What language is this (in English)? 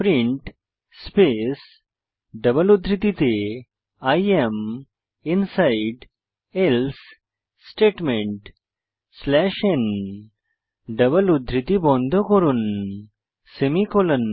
Bangla